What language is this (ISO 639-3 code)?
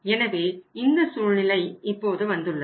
tam